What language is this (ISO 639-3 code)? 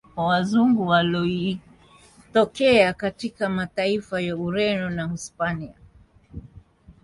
swa